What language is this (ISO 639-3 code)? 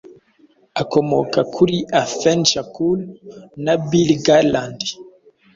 kin